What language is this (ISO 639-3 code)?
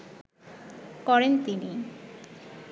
ben